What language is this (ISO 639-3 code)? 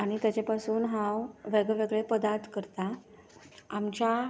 kok